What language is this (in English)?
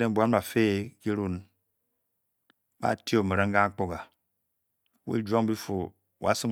Bokyi